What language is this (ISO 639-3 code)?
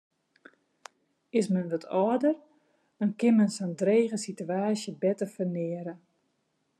fry